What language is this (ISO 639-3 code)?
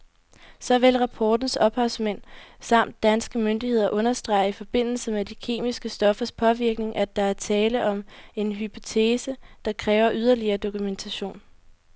dan